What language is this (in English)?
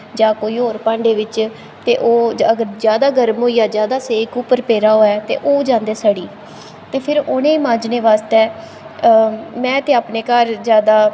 Dogri